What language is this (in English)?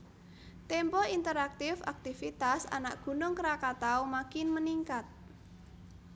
Javanese